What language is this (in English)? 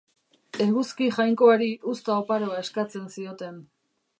Basque